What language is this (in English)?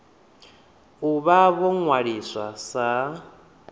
Venda